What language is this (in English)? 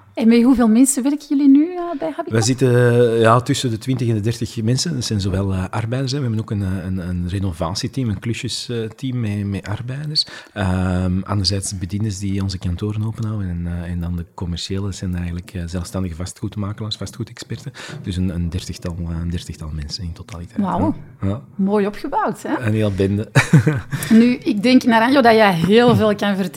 Dutch